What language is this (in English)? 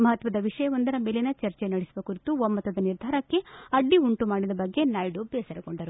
Kannada